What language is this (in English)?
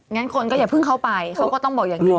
Thai